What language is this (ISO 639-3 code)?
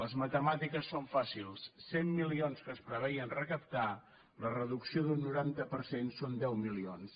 cat